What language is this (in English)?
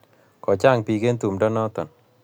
Kalenjin